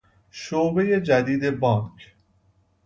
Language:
Persian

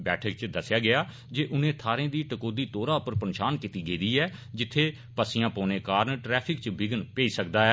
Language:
Dogri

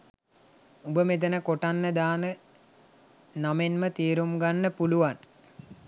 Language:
Sinhala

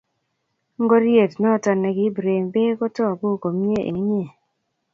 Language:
Kalenjin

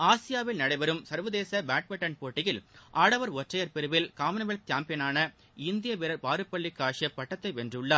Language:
Tamil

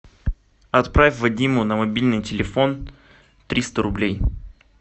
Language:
Russian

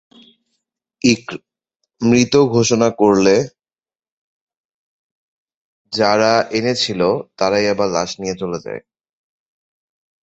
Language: Bangla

